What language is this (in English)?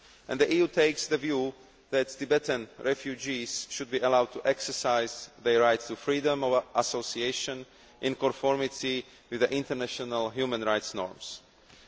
English